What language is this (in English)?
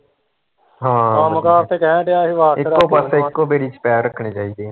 Punjabi